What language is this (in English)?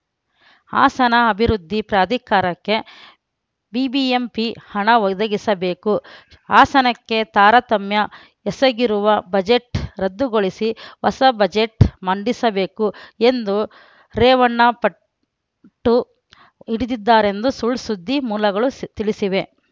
Kannada